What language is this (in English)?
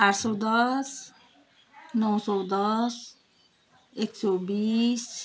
Nepali